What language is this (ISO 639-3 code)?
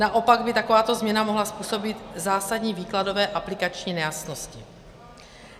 ces